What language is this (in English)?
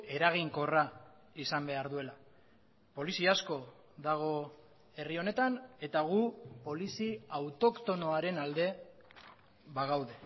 Basque